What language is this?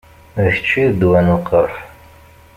Kabyle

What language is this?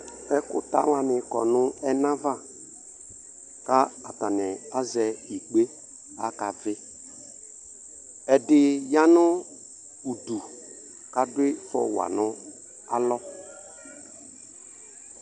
Ikposo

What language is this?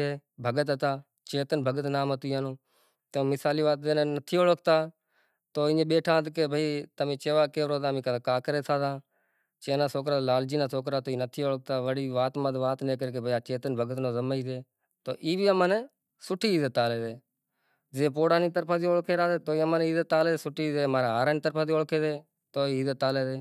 Kachi Koli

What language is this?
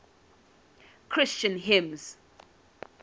English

